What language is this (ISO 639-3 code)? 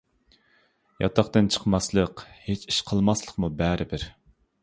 uig